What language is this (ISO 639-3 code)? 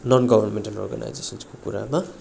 nep